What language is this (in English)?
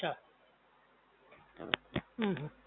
Gujarati